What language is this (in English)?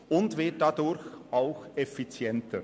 Swiss German